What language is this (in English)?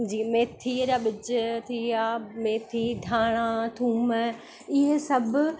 Sindhi